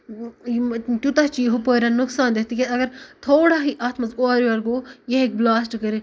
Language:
Kashmiri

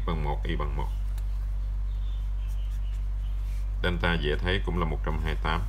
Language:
Vietnamese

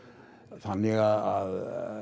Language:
Icelandic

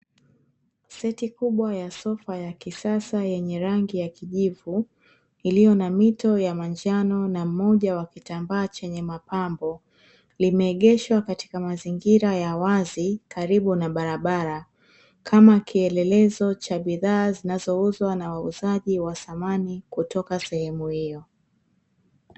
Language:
Swahili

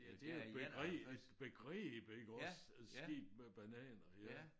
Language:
Danish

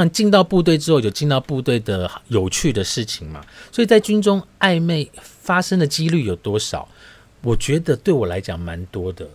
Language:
Chinese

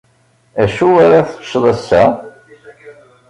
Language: Kabyle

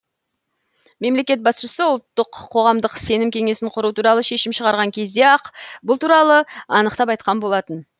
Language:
Kazakh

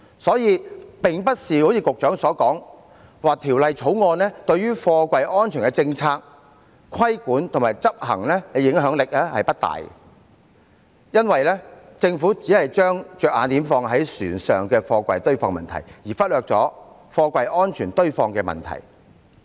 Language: Cantonese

